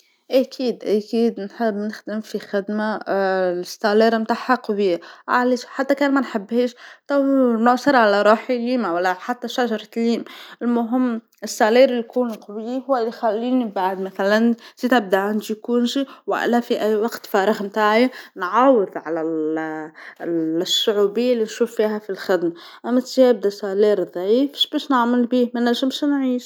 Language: Tunisian Arabic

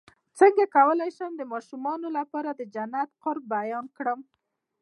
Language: Pashto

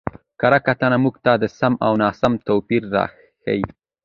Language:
Pashto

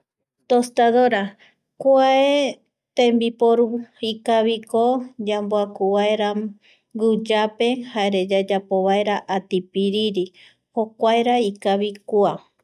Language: Eastern Bolivian Guaraní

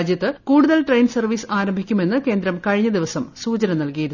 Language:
Malayalam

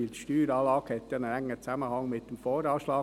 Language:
Swiss German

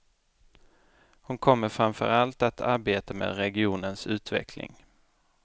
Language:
Swedish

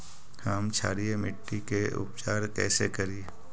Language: Magahi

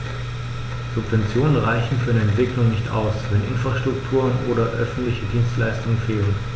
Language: German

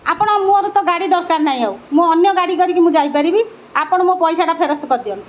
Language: Odia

